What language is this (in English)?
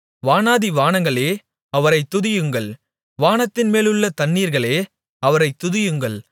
Tamil